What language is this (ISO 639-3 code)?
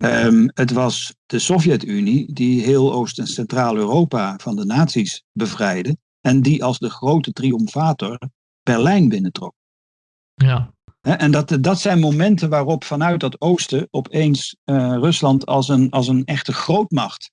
nld